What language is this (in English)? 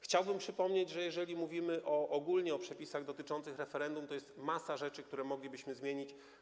Polish